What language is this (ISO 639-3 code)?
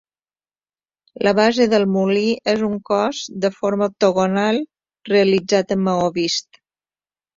cat